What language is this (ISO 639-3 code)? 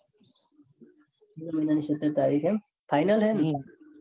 guj